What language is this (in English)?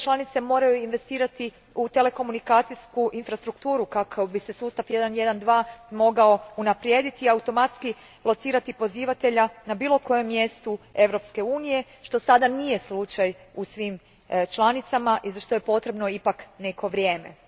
Croatian